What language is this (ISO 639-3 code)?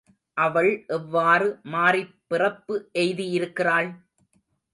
tam